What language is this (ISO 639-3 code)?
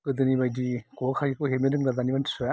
brx